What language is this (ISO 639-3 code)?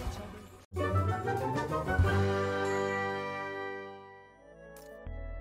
kor